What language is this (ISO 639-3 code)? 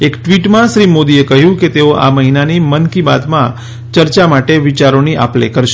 guj